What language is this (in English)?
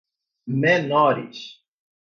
Portuguese